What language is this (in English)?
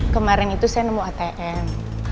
Indonesian